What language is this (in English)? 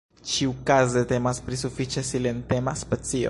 Esperanto